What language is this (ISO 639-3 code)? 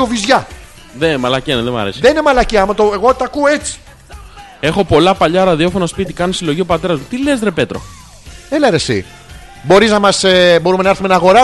ell